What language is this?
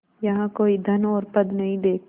Hindi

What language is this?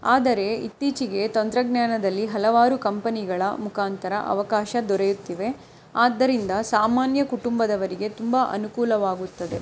Kannada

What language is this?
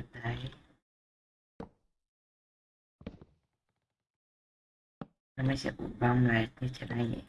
Vietnamese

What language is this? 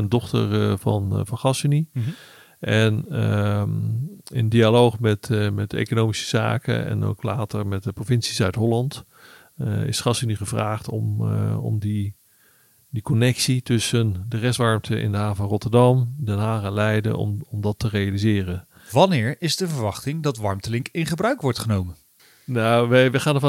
Dutch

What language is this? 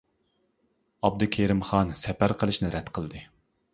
Uyghur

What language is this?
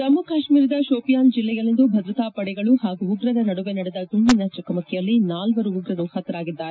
Kannada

